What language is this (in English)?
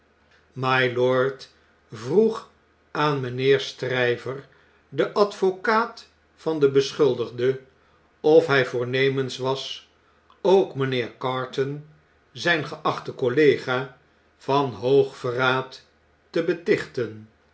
Dutch